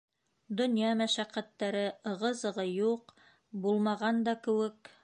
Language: Bashkir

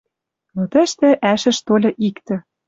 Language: Western Mari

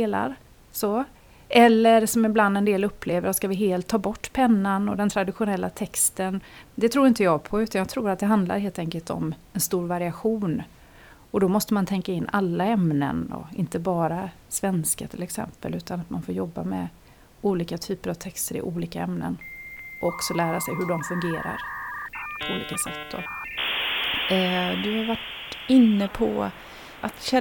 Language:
Swedish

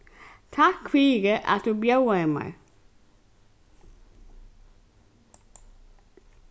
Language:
Faroese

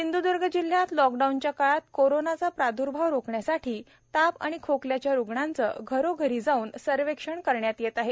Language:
Marathi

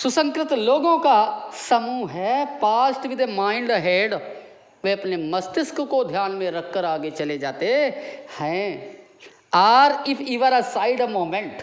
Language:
Hindi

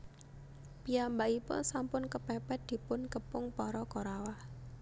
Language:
Javanese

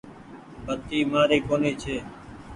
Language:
Goaria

